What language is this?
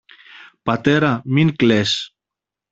Greek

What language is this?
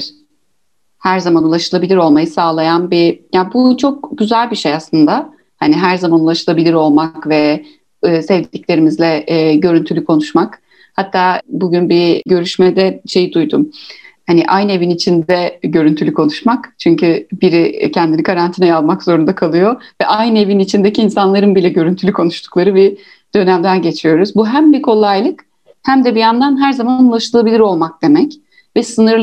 Turkish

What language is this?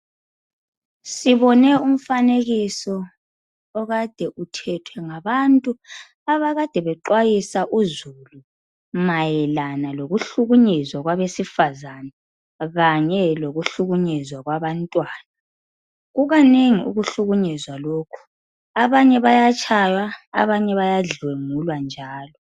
North Ndebele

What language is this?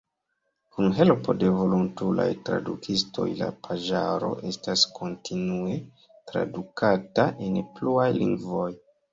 Esperanto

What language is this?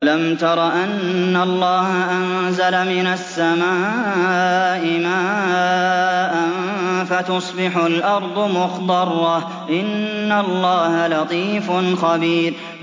Arabic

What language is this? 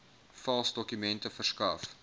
Afrikaans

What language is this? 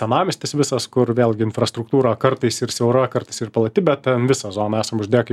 Lithuanian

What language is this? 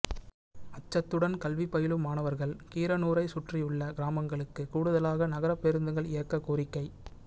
Tamil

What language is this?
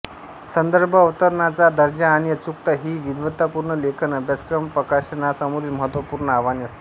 Marathi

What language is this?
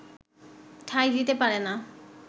Bangla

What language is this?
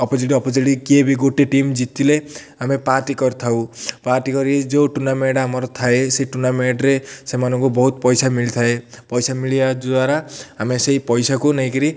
Odia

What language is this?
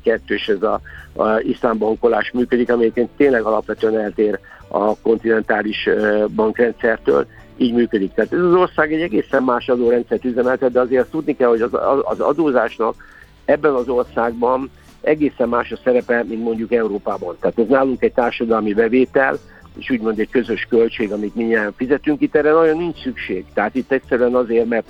Hungarian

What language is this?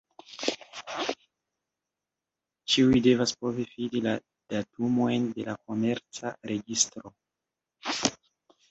Esperanto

